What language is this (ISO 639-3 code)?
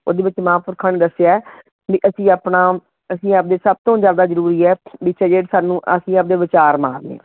pan